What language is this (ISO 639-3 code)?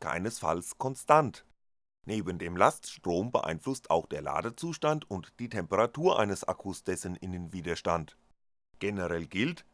deu